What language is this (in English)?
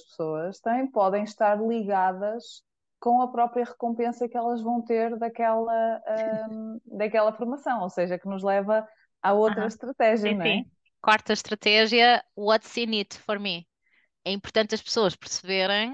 Portuguese